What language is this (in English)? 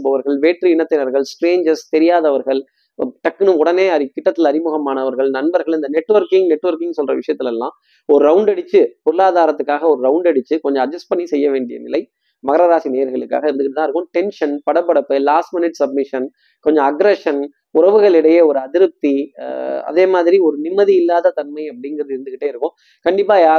Tamil